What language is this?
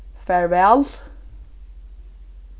Faroese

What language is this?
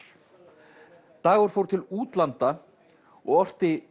Icelandic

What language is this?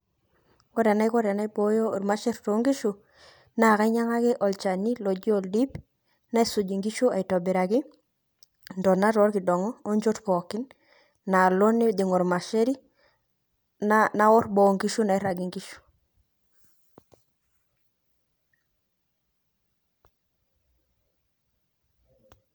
Masai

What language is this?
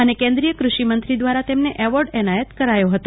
Gujarati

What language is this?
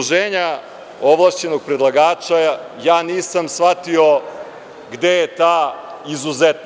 Serbian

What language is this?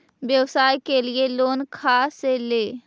Magahi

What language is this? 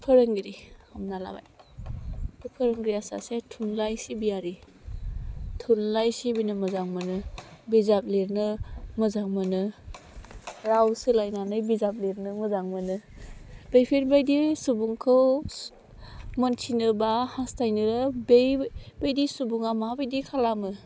Bodo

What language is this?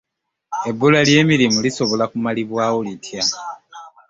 Ganda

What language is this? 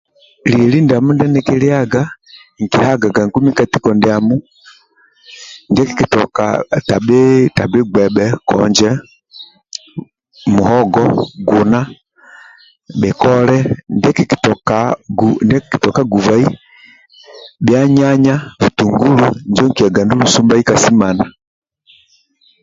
Amba (Uganda)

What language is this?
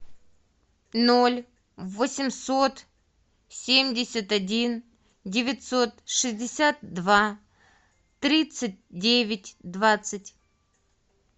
Russian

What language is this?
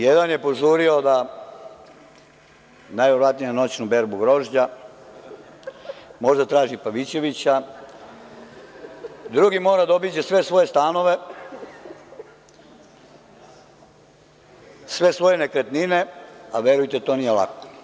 Serbian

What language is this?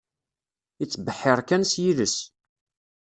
Kabyle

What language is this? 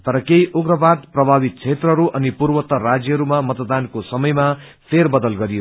Nepali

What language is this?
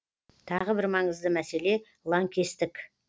Kazakh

